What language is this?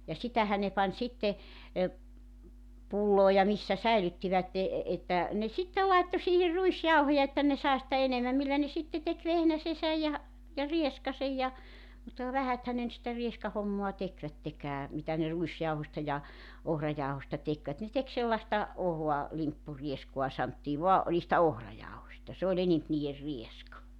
Finnish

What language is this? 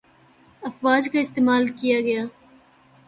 Urdu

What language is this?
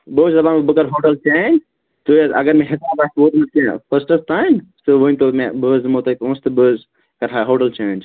Kashmiri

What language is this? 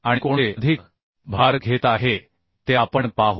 Marathi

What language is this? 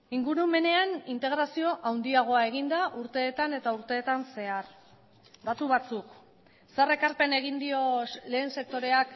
Basque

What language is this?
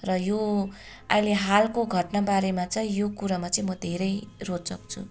Nepali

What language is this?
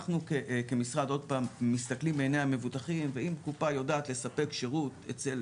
Hebrew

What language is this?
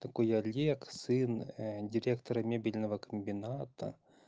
Russian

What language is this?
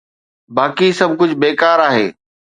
Sindhi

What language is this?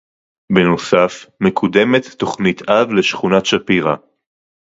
Hebrew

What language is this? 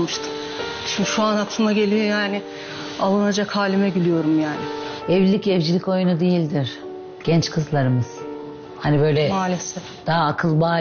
Turkish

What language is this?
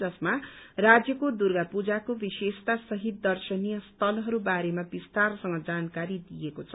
Nepali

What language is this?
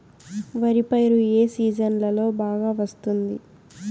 Telugu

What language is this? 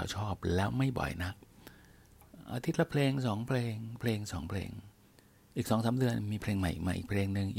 Thai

